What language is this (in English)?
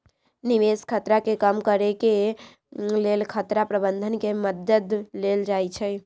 Magahi